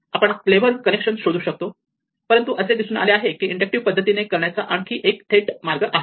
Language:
Marathi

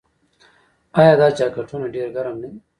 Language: Pashto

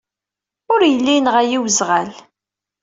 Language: Kabyle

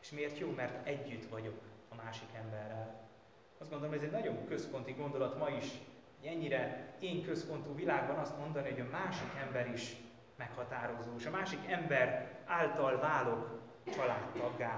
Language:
Hungarian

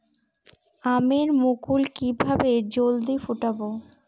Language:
Bangla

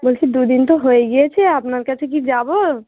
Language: Bangla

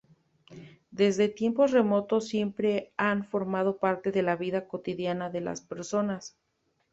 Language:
Spanish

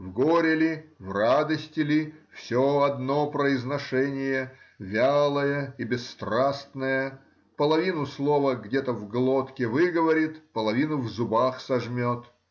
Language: Russian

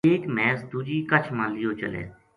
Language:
Gujari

